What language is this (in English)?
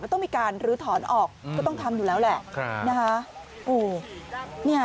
Thai